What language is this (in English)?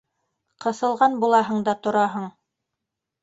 Bashkir